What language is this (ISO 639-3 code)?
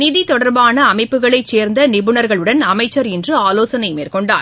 tam